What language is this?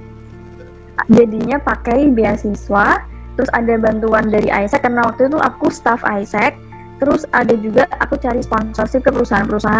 Indonesian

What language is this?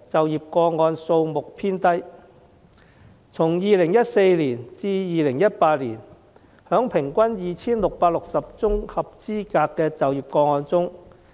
Cantonese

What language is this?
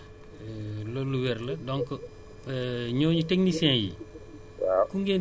Wolof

